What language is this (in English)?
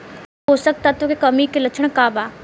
Bhojpuri